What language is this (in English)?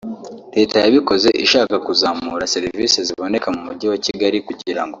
Kinyarwanda